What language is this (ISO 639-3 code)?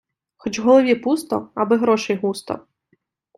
ukr